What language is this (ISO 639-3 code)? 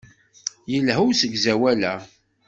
kab